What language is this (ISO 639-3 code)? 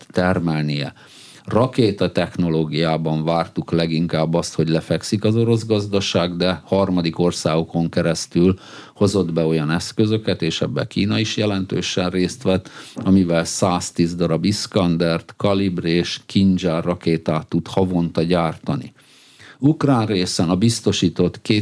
hun